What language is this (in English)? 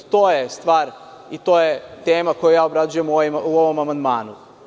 Serbian